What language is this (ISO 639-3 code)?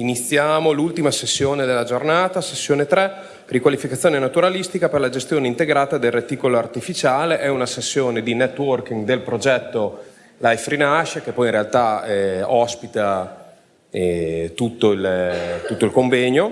ita